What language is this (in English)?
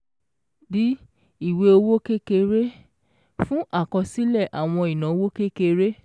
Yoruba